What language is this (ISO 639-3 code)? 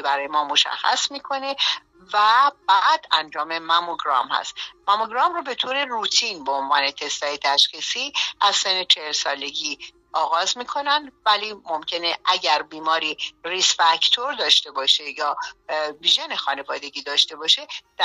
fas